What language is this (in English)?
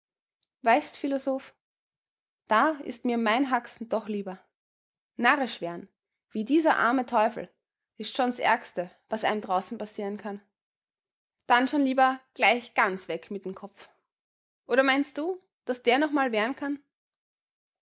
German